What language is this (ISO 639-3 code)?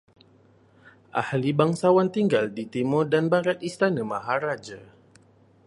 msa